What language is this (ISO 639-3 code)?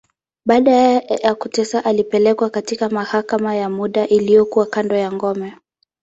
swa